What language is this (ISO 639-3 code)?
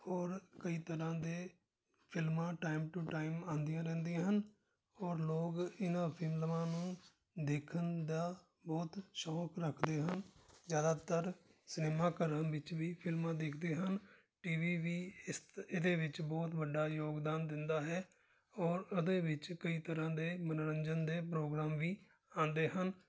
pan